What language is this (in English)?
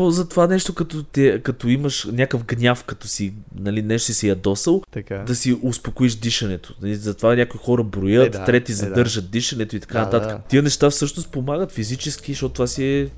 Bulgarian